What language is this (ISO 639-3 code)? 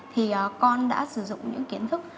vie